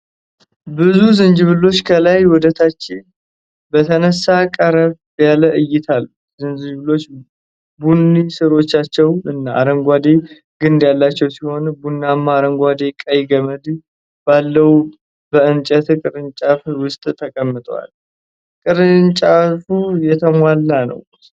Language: Amharic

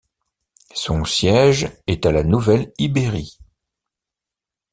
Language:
French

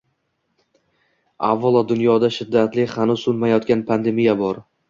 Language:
Uzbek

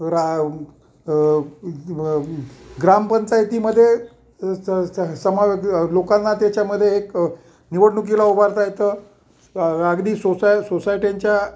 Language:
Marathi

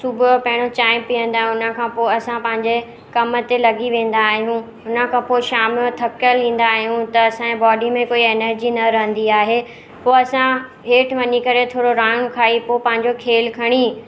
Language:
Sindhi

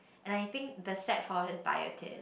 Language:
English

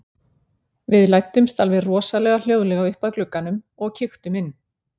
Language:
Icelandic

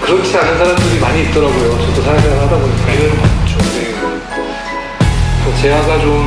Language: Korean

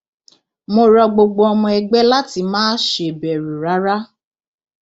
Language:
Yoruba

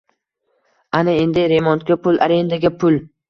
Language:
Uzbek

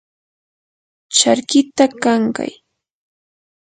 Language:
Yanahuanca Pasco Quechua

